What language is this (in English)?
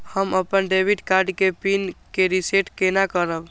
Maithili